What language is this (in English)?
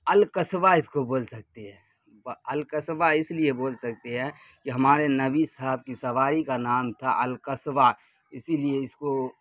Urdu